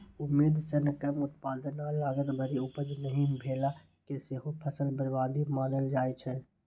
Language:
Maithili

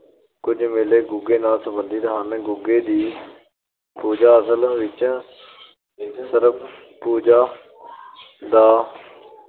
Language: Punjabi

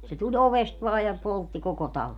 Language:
Finnish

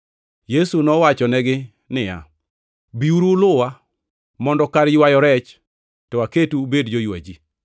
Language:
Luo (Kenya and Tanzania)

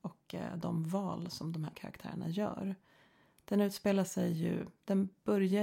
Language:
Swedish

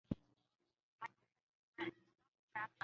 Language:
Chinese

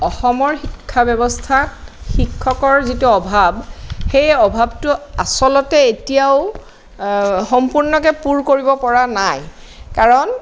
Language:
Assamese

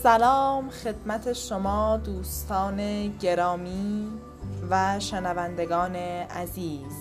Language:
Persian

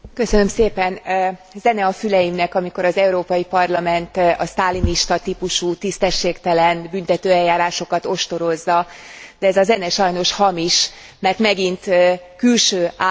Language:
Hungarian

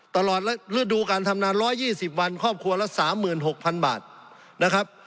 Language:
Thai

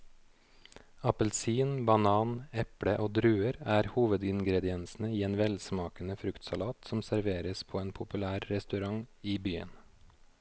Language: Norwegian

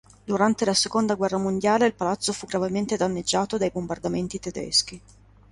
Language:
Italian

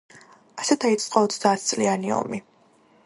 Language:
Georgian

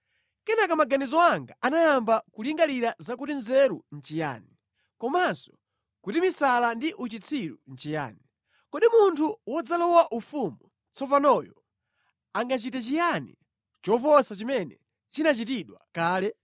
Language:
Nyanja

